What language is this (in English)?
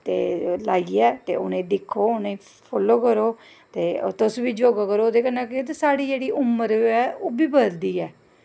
Dogri